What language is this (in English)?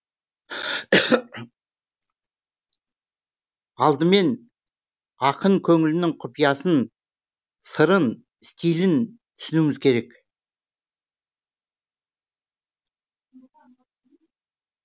Kazakh